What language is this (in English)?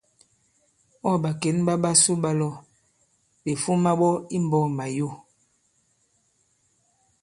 Bankon